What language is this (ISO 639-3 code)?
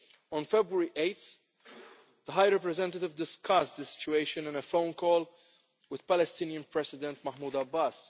eng